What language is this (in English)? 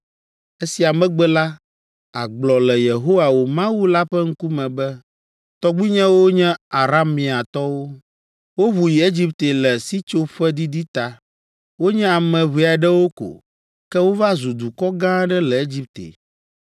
Ewe